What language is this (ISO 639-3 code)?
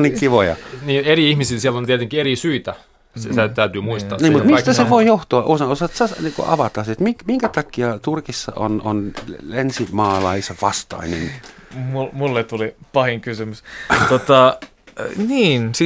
fin